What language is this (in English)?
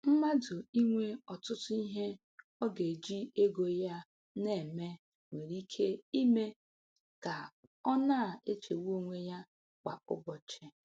Igbo